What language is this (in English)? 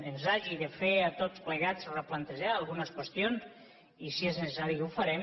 Catalan